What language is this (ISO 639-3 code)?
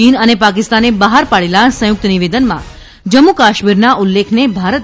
guj